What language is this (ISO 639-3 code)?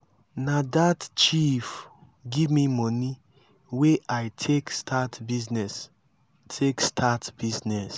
pcm